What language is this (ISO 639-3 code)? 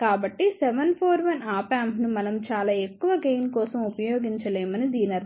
tel